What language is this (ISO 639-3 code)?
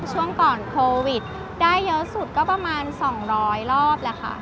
tha